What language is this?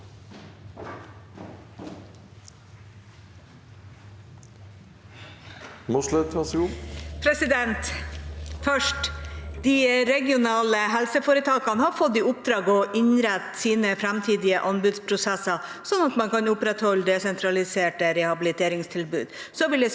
Norwegian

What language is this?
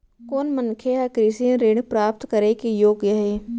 Chhattisgarhi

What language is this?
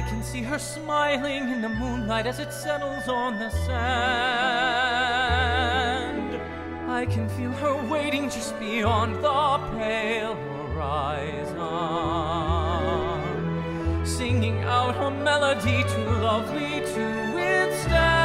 English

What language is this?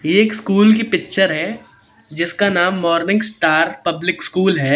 Hindi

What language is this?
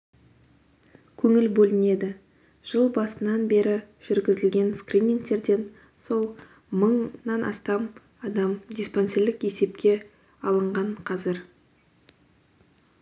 Kazakh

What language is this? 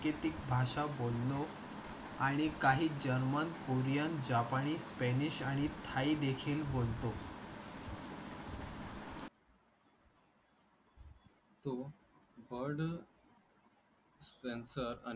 Marathi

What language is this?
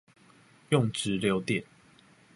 Chinese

